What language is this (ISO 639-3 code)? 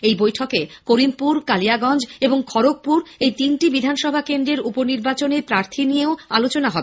ben